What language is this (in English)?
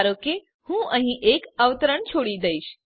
Gujarati